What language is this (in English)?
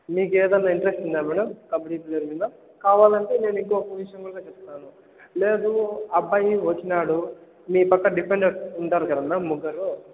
Telugu